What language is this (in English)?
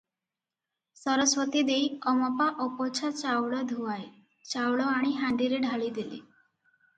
Odia